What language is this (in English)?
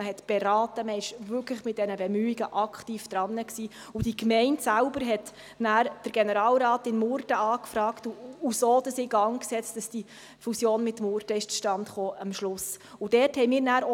Swiss German